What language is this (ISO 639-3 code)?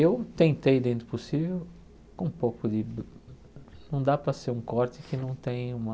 por